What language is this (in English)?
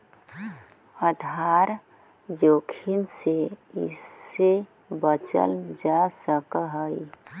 Magahi